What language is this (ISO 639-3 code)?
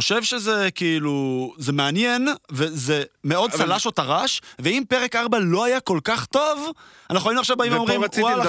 heb